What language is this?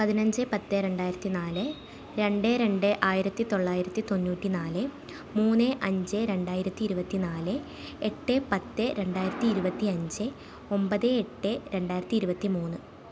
Malayalam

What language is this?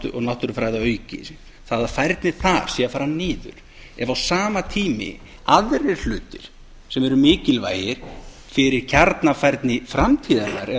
Icelandic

